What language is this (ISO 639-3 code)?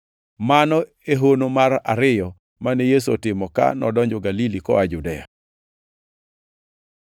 luo